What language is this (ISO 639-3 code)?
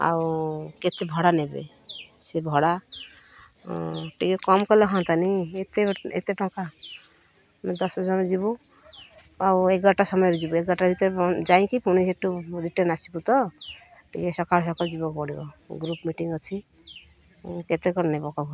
ori